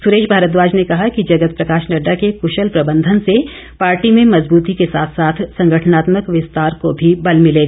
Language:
Hindi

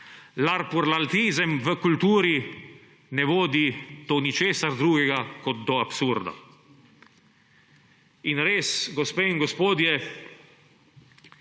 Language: Slovenian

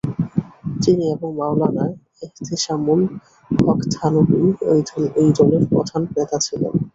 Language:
Bangla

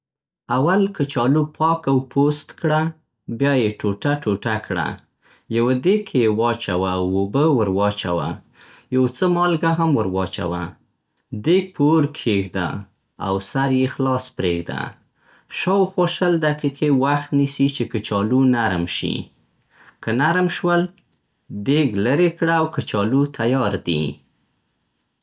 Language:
Central Pashto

